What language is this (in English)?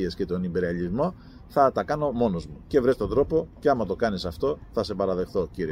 Greek